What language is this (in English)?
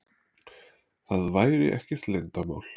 Icelandic